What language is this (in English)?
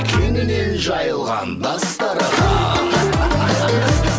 Kazakh